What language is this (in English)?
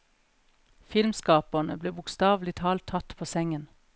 Norwegian